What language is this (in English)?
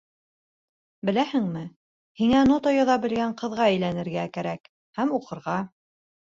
Bashkir